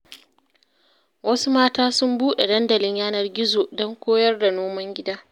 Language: Hausa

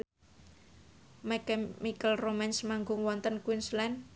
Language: Javanese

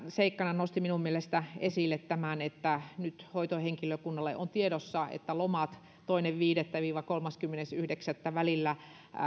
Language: Finnish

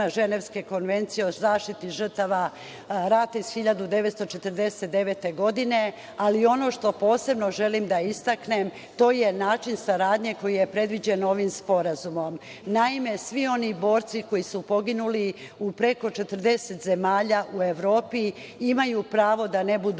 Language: Serbian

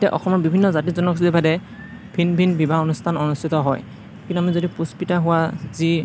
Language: Assamese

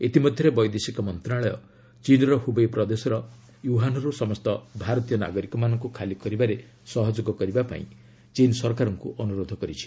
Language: Odia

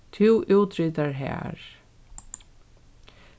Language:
Faroese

